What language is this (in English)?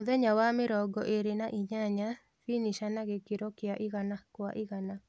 Kikuyu